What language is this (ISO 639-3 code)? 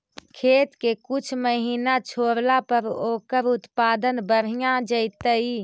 mag